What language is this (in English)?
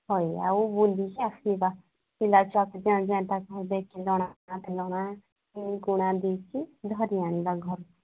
Odia